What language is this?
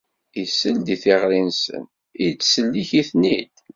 Kabyle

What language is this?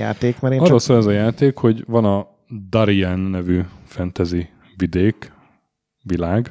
Hungarian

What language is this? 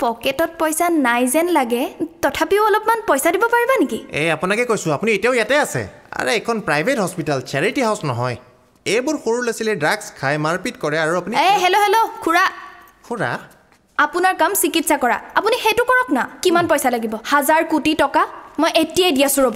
Hindi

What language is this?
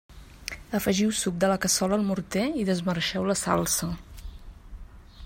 Catalan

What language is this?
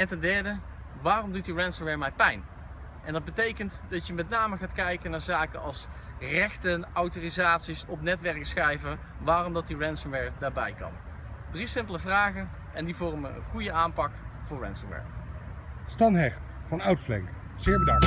Dutch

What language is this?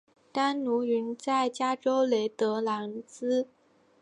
Chinese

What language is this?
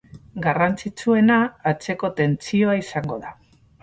Basque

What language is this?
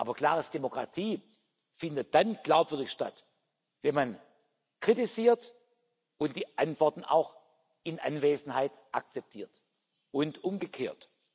German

